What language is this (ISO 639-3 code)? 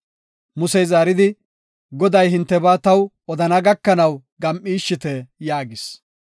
gof